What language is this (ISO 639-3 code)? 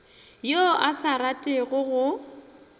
nso